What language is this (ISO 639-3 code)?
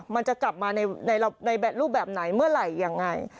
tha